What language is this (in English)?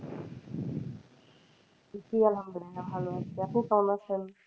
Bangla